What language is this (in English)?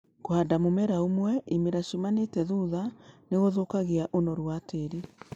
Kikuyu